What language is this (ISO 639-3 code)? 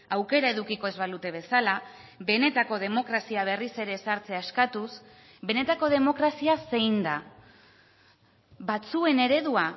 eus